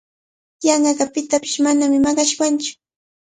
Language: Cajatambo North Lima Quechua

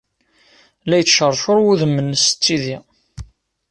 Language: Kabyle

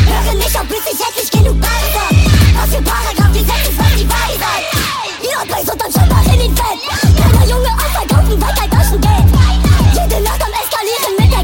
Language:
Polish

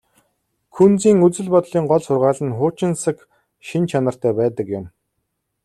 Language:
Mongolian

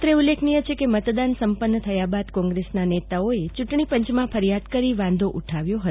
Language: Gujarati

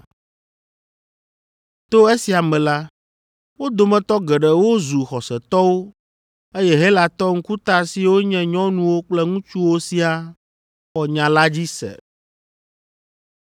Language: Ewe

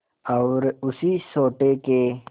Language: Hindi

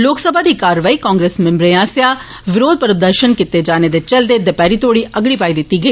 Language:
Dogri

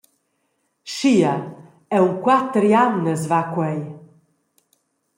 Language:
Romansh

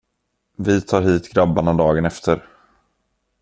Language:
Swedish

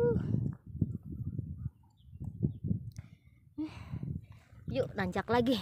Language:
Indonesian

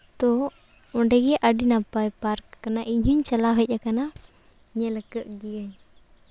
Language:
Santali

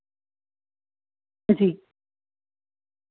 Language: Dogri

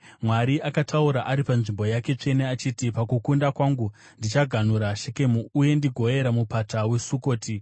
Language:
Shona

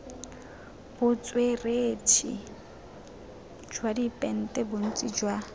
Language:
Tswana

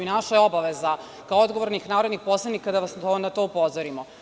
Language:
Serbian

